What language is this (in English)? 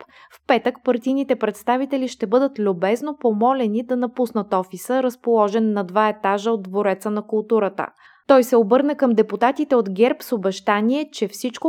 Bulgarian